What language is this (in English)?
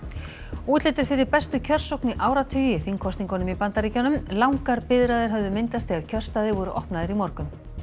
Icelandic